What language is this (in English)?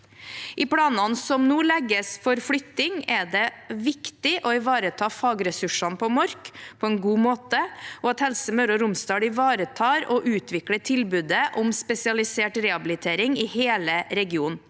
Norwegian